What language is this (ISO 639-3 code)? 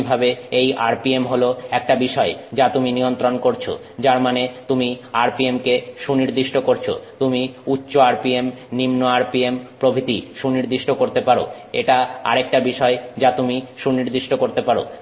ben